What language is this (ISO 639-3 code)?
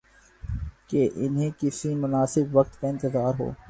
urd